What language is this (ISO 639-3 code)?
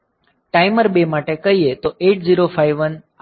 guj